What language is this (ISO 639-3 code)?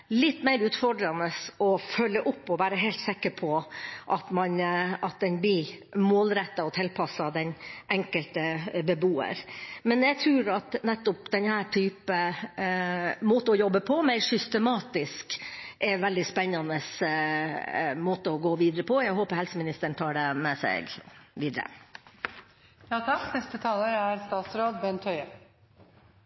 nob